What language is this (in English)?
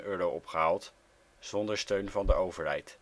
Dutch